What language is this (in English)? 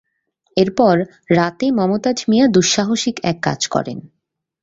Bangla